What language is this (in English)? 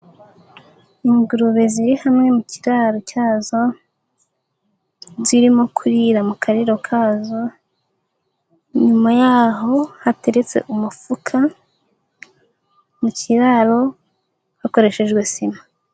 Kinyarwanda